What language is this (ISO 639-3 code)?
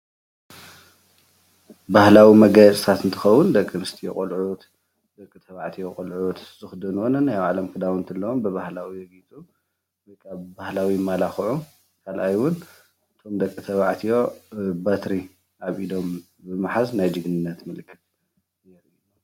tir